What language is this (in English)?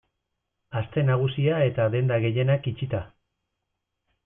Basque